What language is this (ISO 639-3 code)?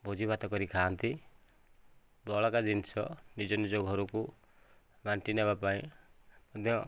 ori